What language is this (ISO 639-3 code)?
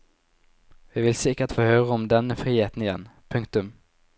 nor